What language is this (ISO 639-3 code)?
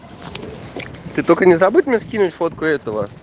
rus